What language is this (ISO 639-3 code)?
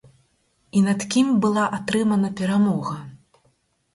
bel